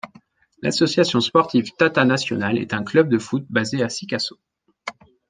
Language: French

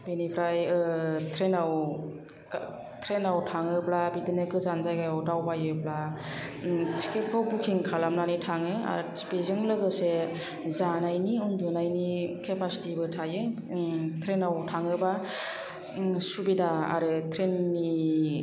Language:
Bodo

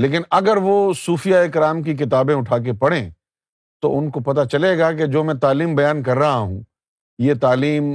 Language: Urdu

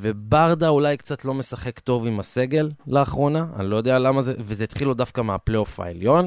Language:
Hebrew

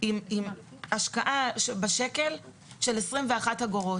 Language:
Hebrew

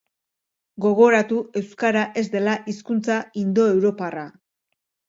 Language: Basque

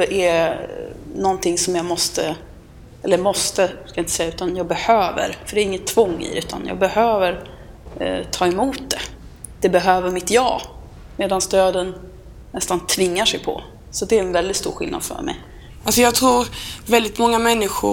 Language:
Swedish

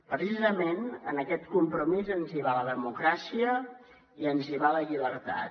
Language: Catalan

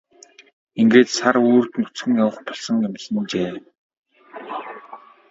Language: Mongolian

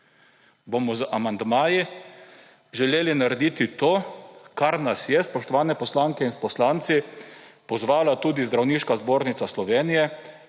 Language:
Slovenian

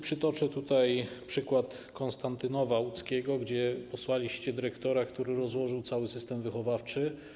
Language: Polish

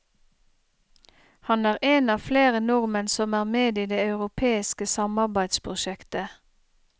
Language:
Norwegian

